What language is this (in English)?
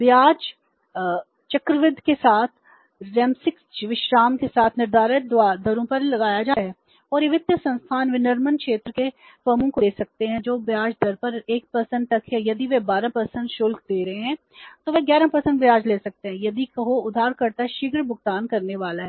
Hindi